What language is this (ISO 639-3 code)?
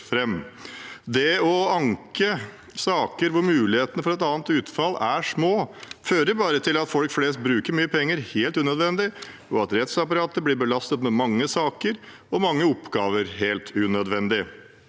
nor